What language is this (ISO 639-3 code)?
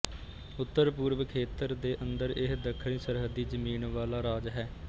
pan